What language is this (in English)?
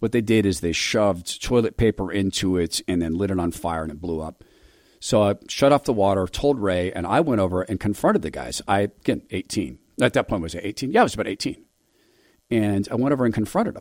English